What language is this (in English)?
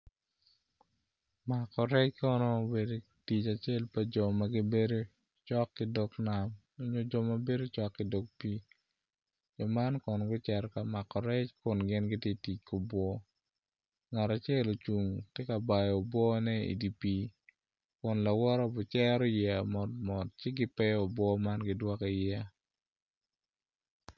Acoli